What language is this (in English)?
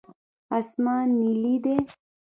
Pashto